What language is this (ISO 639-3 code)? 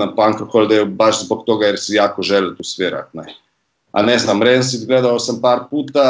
hrv